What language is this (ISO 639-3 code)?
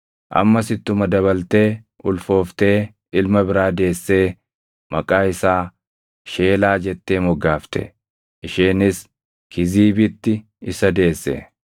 orm